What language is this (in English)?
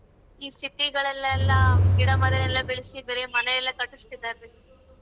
Kannada